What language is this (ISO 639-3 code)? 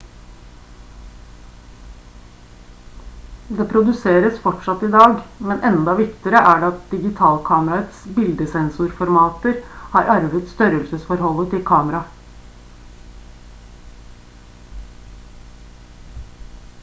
nob